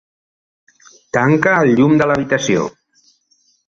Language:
Catalan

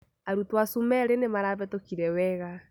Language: Kikuyu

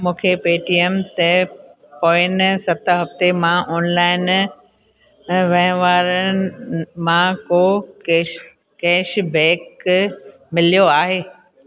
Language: Sindhi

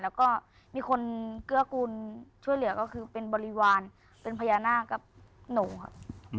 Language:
Thai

